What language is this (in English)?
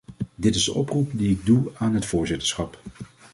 Dutch